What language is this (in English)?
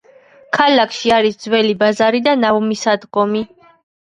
Georgian